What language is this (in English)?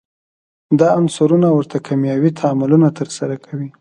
Pashto